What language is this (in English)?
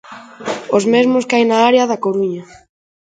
Galician